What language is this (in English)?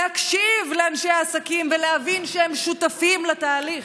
Hebrew